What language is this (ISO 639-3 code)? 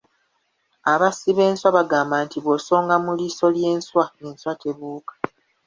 lug